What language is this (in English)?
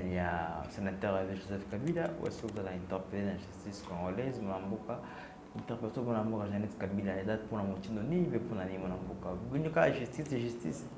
French